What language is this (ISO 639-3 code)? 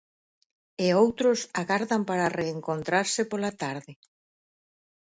glg